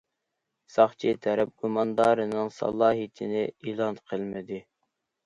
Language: Uyghur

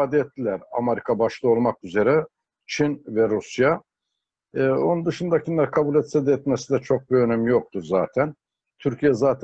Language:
Turkish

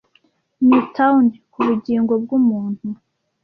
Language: Kinyarwanda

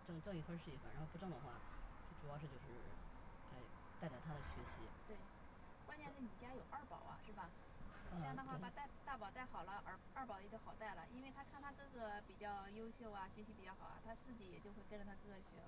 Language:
Chinese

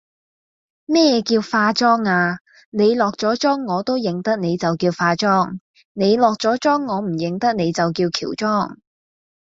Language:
Cantonese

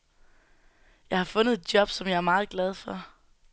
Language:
Danish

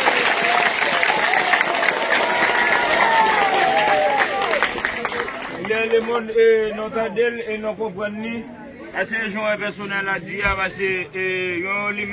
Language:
French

